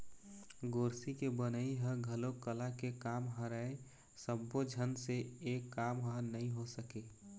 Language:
Chhattisgarhi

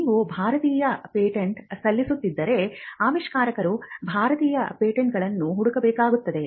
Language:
Kannada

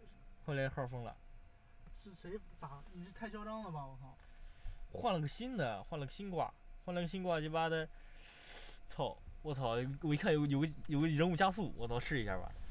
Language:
Chinese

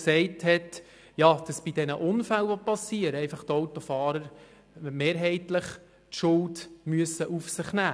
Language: Swiss German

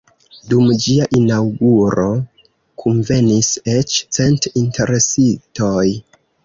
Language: Esperanto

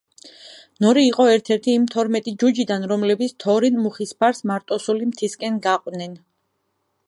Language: Georgian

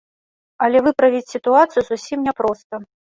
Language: Belarusian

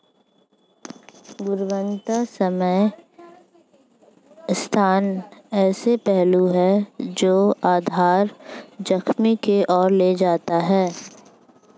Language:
Hindi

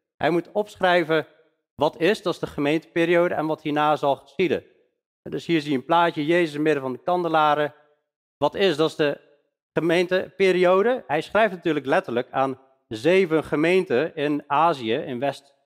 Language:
Dutch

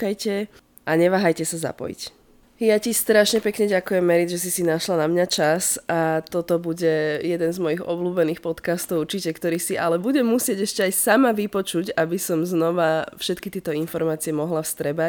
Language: Slovak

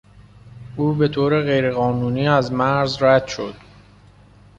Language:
Persian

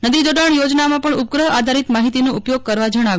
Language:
Gujarati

